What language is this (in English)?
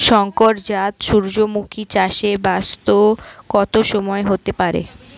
Bangla